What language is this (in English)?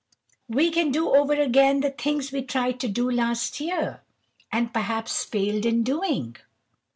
English